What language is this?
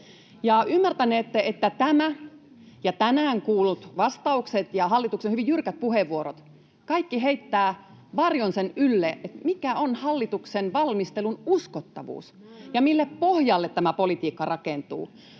Finnish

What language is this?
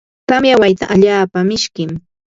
Ambo-Pasco Quechua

